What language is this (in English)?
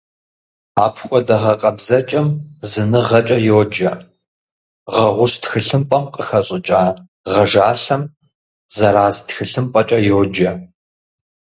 Kabardian